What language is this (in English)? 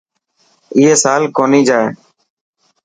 Dhatki